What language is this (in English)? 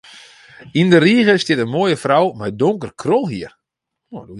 Western Frisian